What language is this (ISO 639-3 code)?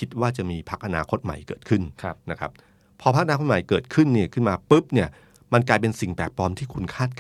tha